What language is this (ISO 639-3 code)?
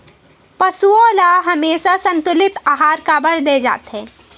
hne